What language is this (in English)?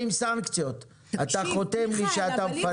Hebrew